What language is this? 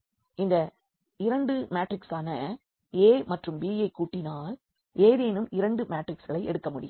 Tamil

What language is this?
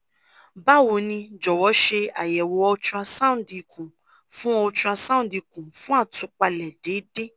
Yoruba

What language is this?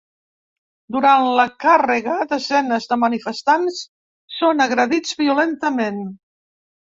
Catalan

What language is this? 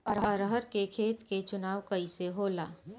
Bhojpuri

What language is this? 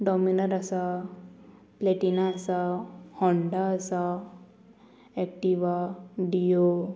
Konkani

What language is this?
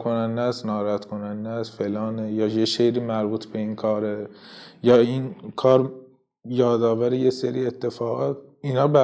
Persian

